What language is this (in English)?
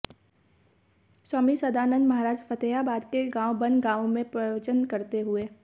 Hindi